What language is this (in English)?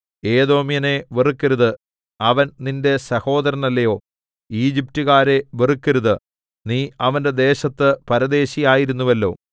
Malayalam